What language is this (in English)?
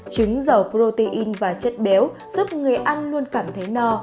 Vietnamese